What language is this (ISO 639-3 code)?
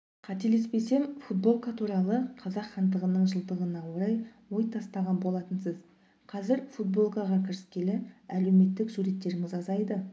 kaz